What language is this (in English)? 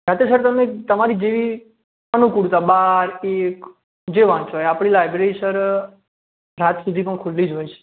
Gujarati